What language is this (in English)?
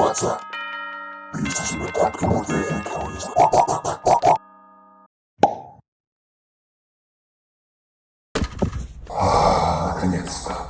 Russian